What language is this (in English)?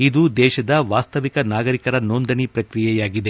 Kannada